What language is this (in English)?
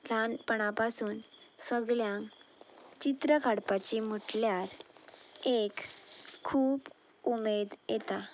Konkani